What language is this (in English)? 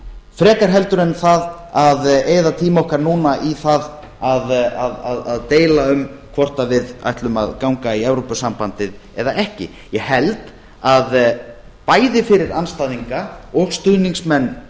Icelandic